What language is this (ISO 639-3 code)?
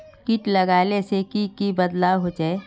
mag